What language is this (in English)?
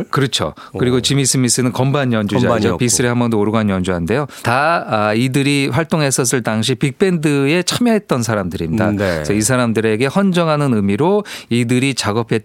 Korean